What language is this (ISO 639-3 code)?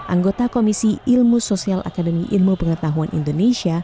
ind